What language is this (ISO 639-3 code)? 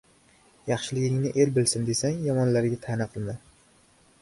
uzb